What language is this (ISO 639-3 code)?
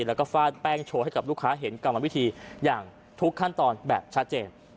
tha